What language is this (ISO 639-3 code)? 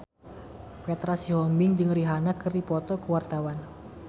sun